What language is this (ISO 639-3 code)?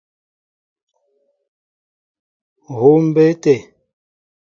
mbo